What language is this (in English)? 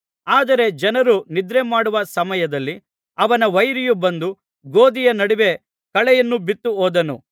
Kannada